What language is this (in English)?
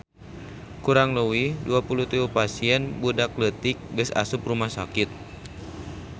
Sundanese